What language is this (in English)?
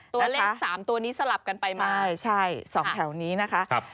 Thai